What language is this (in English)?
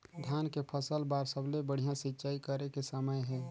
Chhattisgarhi